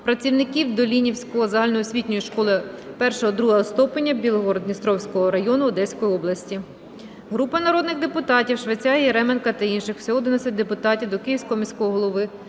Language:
Ukrainian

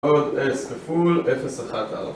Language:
Hebrew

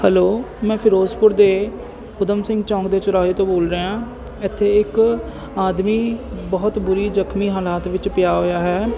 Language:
Punjabi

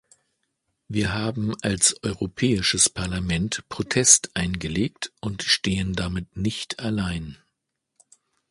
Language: German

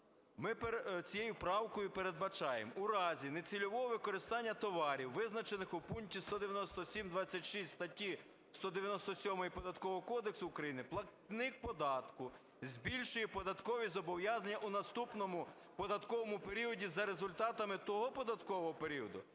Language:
Ukrainian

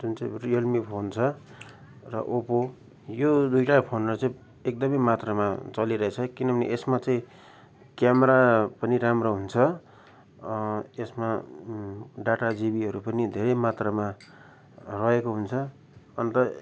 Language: Nepali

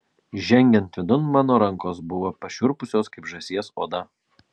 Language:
Lithuanian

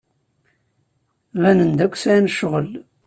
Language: Kabyle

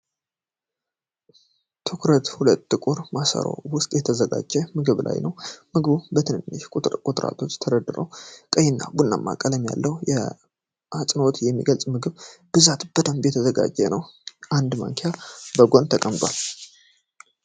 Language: Amharic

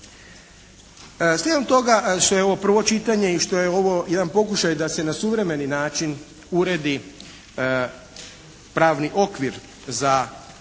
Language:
Croatian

